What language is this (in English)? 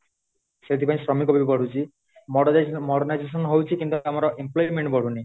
Odia